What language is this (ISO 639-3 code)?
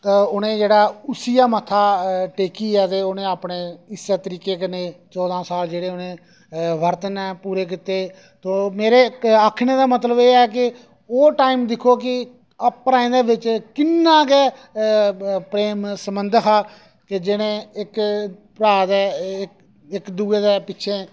doi